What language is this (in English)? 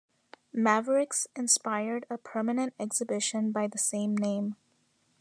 English